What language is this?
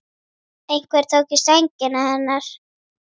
Icelandic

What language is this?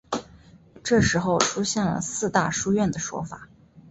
Chinese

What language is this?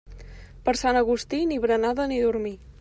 Catalan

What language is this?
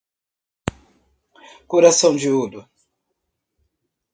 Portuguese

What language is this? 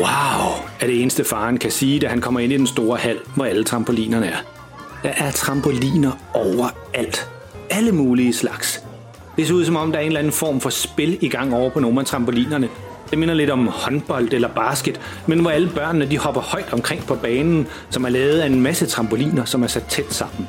Danish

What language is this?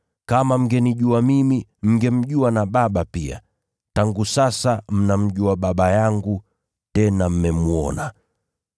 Swahili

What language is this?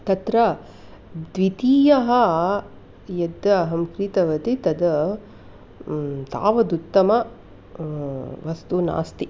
Sanskrit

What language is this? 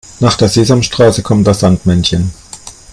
German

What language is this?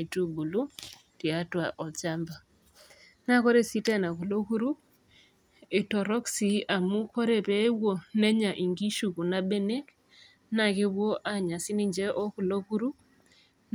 Masai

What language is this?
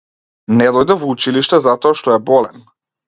Macedonian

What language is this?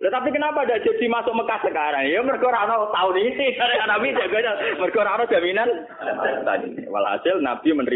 Indonesian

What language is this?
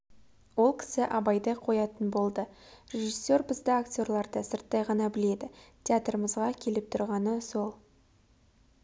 Kazakh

